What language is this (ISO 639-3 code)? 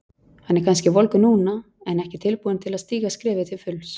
isl